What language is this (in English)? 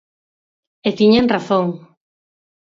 Galician